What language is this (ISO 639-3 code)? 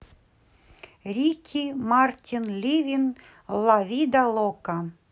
rus